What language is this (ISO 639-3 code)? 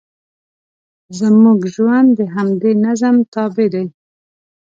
pus